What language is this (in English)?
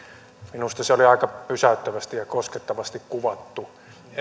Finnish